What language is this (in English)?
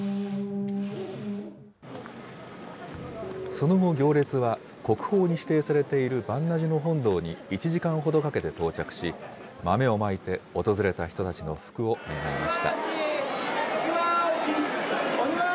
Japanese